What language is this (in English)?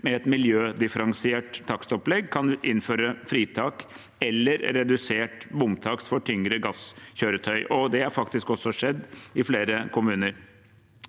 Norwegian